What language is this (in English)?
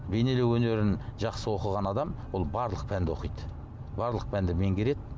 Kazakh